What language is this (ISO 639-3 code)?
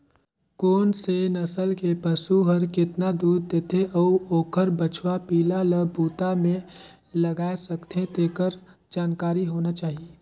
hne